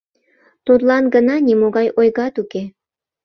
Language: Mari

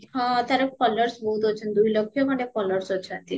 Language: Odia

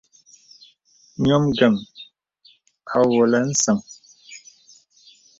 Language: Bebele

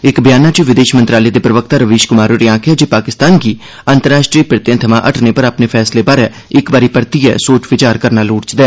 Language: Dogri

